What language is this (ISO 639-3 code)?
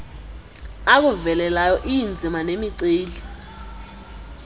xho